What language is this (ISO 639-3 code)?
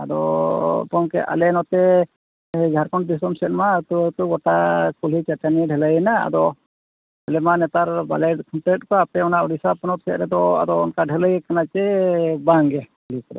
sat